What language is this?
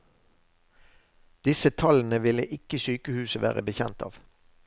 Norwegian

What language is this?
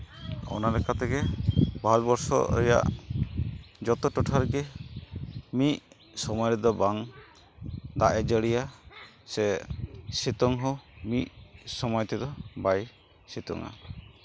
Santali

